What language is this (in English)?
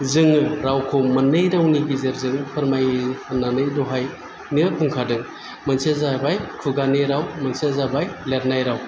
Bodo